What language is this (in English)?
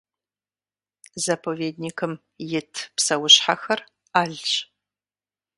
Kabardian